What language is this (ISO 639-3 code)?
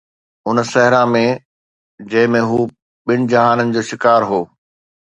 snd